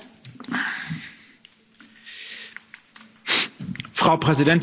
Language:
German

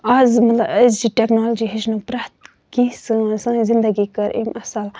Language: Kashmiri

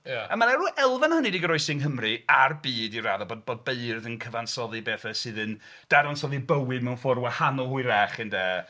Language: Welsh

